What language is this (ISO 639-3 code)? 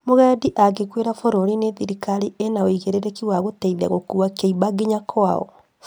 kik